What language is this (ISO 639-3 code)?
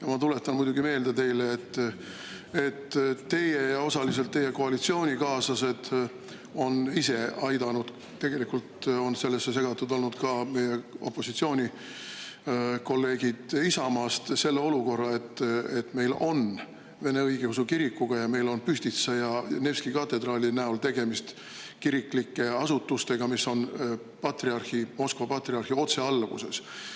est